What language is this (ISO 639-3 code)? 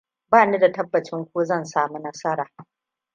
hau